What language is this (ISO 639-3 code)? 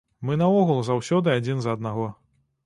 bel